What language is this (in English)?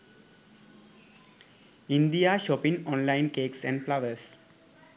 Sinhala